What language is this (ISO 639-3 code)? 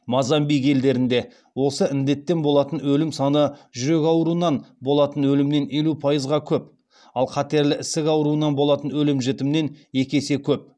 kaz